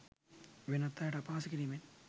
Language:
Sinhala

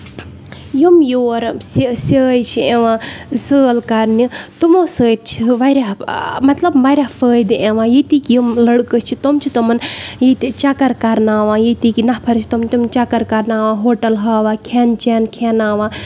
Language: Kashmiri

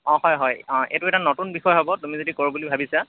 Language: Assamese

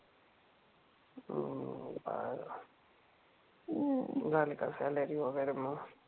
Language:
Marathi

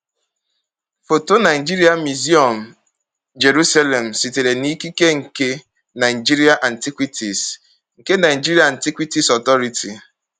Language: Igbo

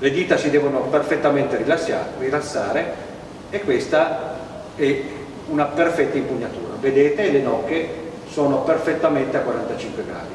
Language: Italian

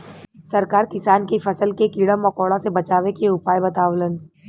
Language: Bhojpuri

